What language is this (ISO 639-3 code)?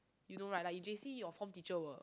eng